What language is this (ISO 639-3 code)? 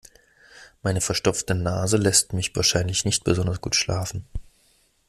deu